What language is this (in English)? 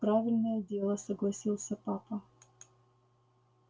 Russian